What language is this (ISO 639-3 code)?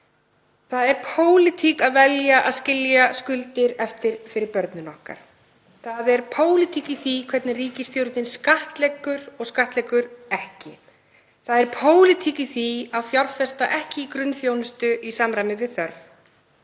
isl